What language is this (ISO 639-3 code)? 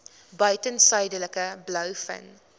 afr